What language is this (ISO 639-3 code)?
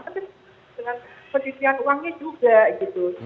ind